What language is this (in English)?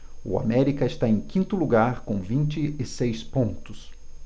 Portuguese